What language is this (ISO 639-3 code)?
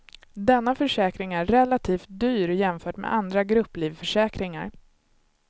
swe